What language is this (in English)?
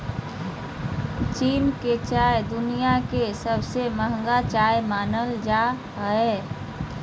Magahi